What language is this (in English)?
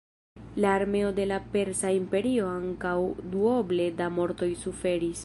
Esperanto